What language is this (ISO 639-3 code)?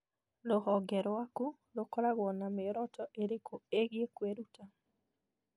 kik